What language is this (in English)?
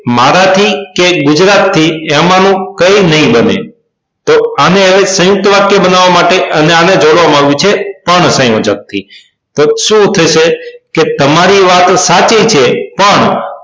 Gujarati